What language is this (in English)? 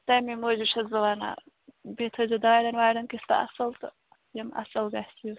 Kashmiri